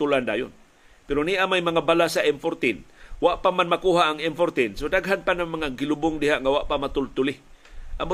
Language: Filipino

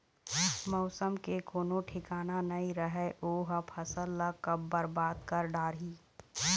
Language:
Chhattisgarhi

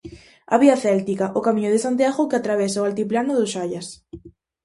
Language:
Galician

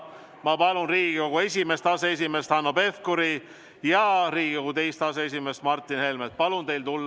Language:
Estonian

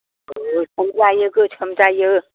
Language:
Bodo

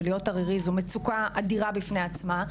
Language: Hebrew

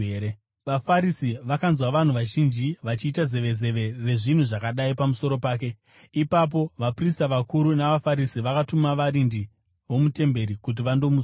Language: Shona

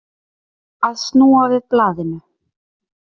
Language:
Icelandic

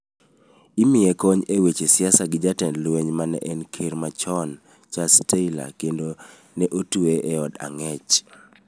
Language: Luo (Kenya and Tanzania)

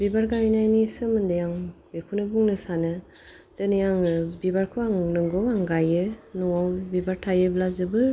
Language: Bodo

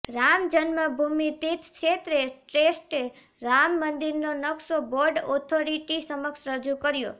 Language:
Gujarati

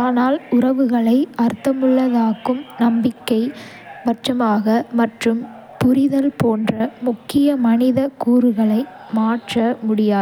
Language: Kota (India)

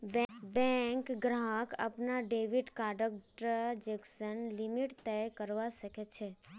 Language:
Magahi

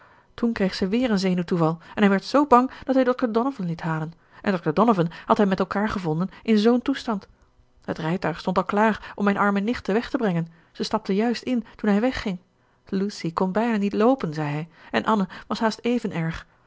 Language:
Dutch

